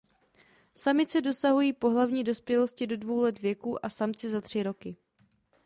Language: Czech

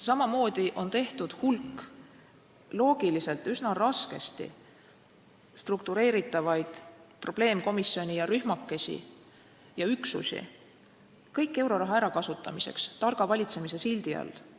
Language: Estonian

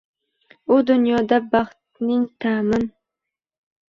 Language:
Uzbek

